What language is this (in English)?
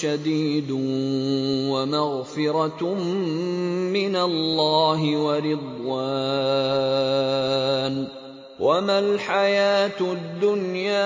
Arabic